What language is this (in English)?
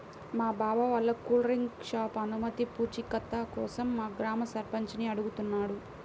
Telugu